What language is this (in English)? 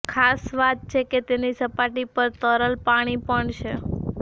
Gujarati